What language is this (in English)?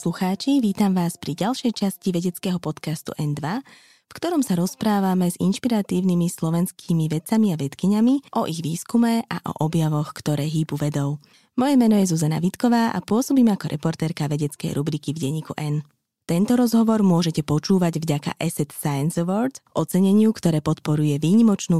Slovak